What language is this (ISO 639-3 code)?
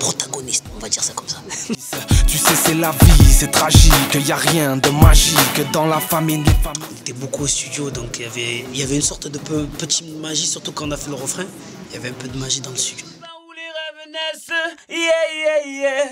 fra